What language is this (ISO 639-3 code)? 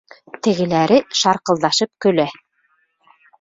bak